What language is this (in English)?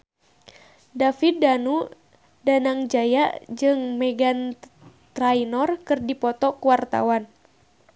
Sundanese